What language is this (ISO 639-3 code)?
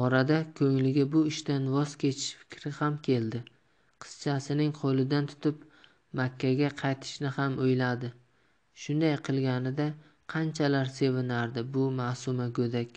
tur